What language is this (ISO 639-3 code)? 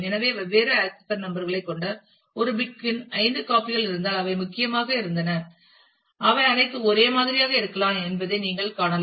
tam